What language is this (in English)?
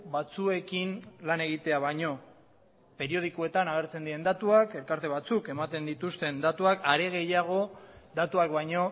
Basque